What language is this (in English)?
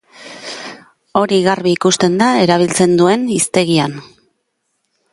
Basque